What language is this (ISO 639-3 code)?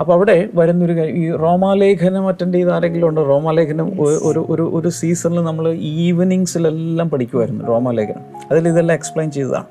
mal